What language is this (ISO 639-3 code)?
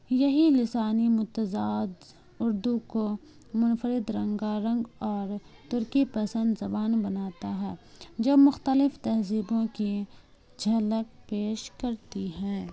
urd